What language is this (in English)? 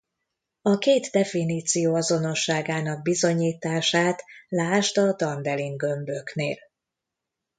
Hungarian